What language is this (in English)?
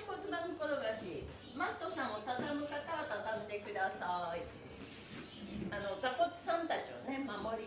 Japanese